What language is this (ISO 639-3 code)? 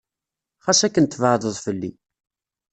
kab